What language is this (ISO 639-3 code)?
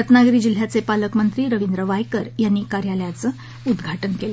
mar